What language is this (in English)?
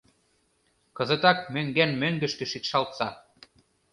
Mari